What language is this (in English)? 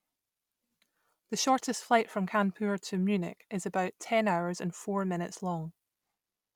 English